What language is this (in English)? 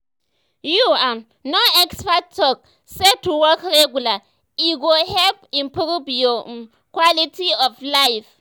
Nigerian Pidgin